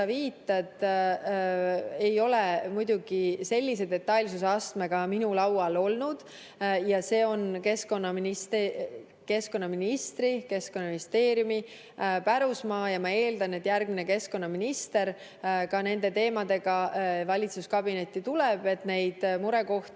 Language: Estonian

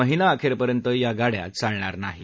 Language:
Marathi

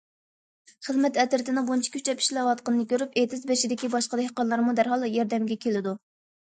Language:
Uyghur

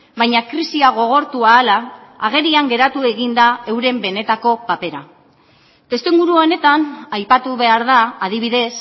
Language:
Basque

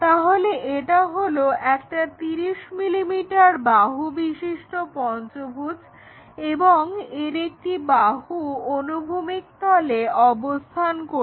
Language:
Bangla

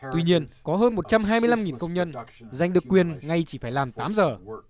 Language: Vietnamese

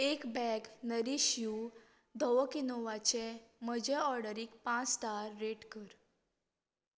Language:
Konkani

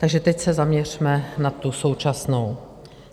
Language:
Czech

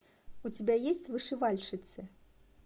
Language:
Russian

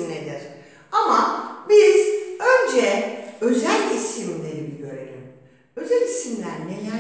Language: Turkish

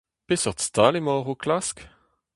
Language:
Breton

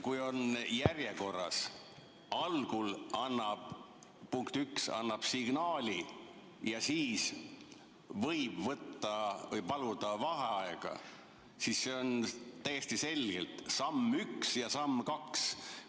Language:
Estonian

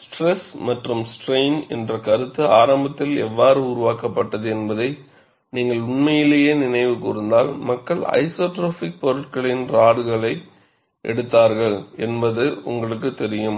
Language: Tamil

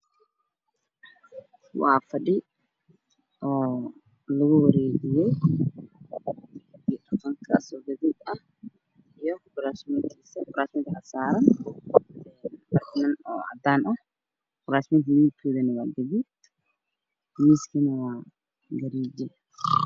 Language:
Somali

